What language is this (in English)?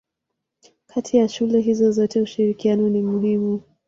Swahili